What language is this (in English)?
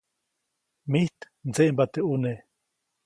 Copainalá Zoque